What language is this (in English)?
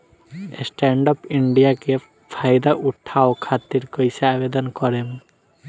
Bhojpuri